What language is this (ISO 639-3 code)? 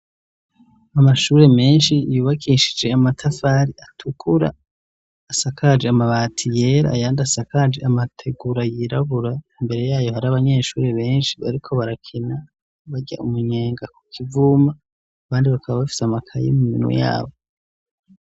run